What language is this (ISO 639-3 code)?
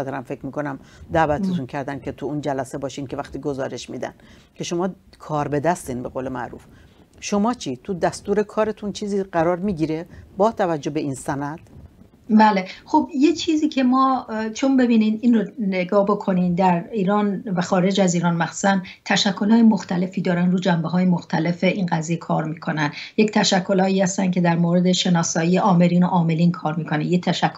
fas